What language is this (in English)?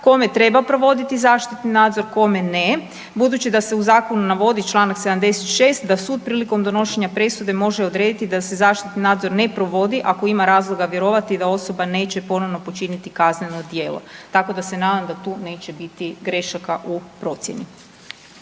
Croatian